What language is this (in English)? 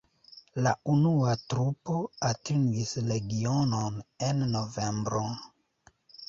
Esperanto